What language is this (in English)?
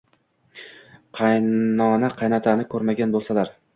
Uzbek